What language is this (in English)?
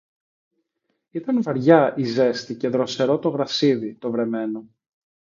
Greek